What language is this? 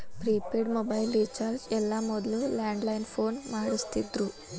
Kannada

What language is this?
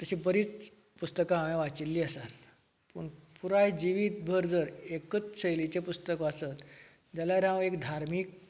Konkani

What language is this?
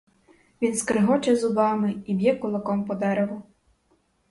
Ukrainian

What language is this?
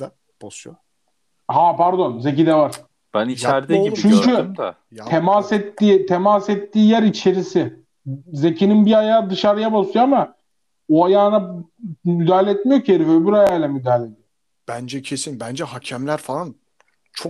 Turkish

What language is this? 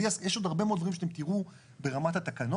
Hebrew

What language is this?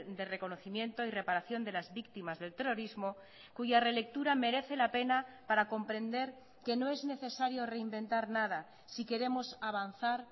Spanish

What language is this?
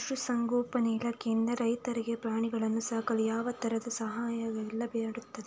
Kannada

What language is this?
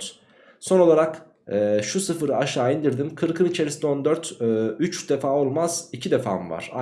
Turkish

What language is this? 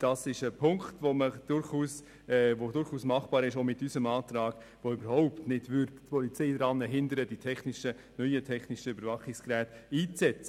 Swiss German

